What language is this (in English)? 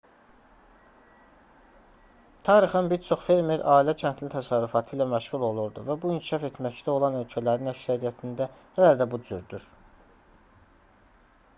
Azerbaijani